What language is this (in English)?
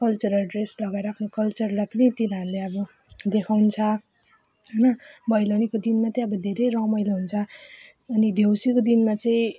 Nepali